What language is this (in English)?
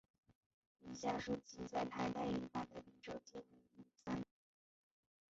Chinese